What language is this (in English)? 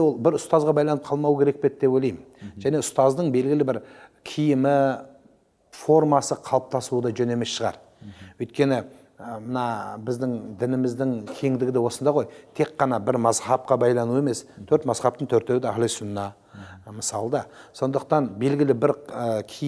Turkish